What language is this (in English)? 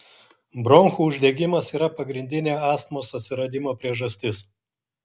Lithuanian